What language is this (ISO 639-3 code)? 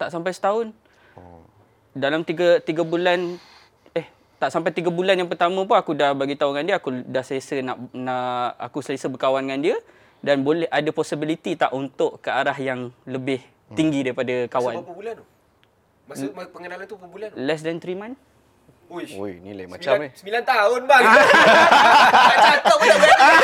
msa